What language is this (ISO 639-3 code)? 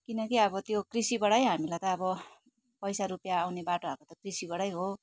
nep